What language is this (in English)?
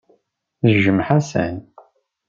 Kabyle